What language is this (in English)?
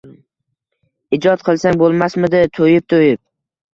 Uzbek